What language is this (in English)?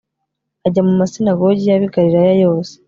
Kinyarwanda